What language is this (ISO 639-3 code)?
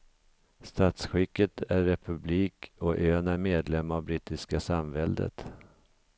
swe